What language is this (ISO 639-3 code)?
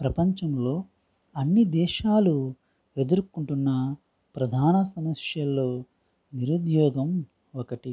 tel